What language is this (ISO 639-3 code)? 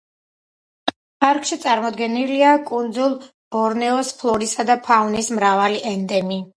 kat